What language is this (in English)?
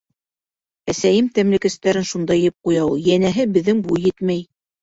Bashkir